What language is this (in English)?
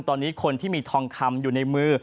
Thai